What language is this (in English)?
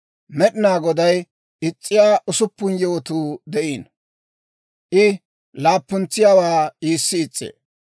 Dawro